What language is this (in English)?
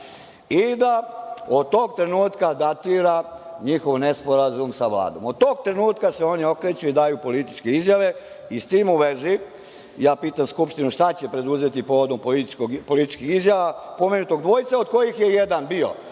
Serbian